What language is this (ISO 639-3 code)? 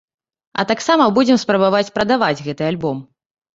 bel